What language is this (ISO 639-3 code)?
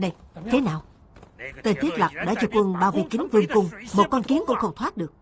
vie